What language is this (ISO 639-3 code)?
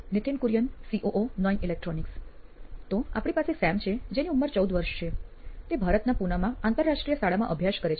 guj